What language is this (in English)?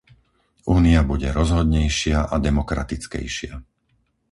Slovak